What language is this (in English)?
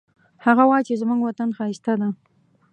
Pashto